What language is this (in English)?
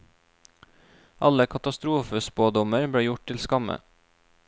Norwegian